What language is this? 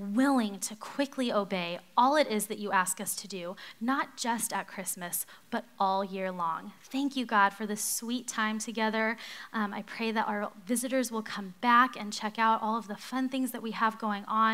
English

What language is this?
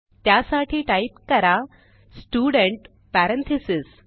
Marathi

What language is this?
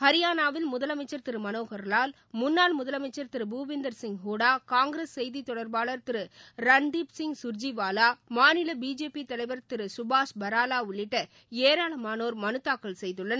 Tamil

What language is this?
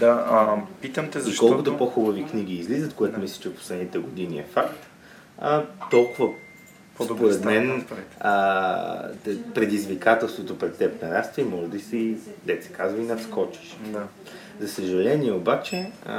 Bulgarian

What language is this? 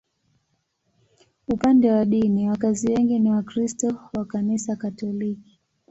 Swahili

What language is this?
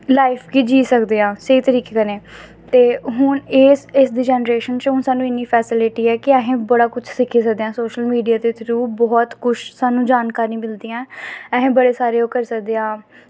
Dogri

